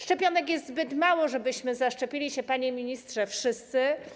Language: Polish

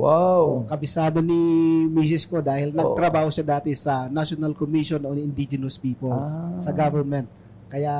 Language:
Filipino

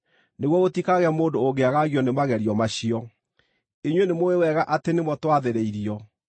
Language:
Kikuyu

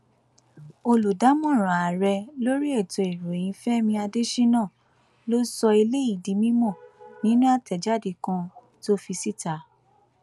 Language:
Yoruba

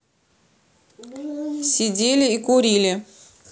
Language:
Russian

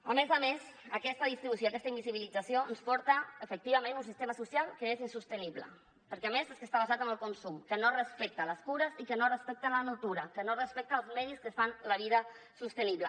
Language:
Catalan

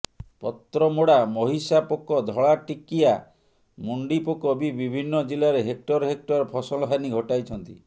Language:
Odia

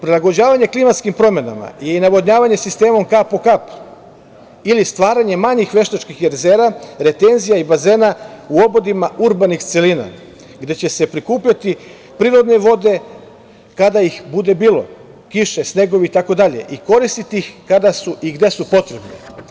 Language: Serbian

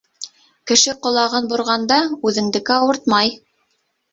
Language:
Bashkir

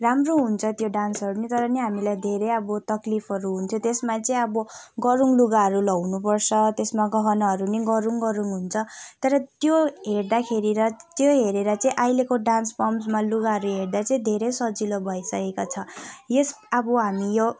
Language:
Nepali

